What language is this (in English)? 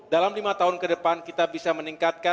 Indonesian